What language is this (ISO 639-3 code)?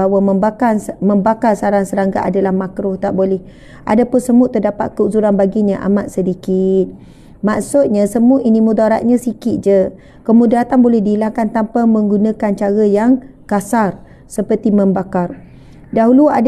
msa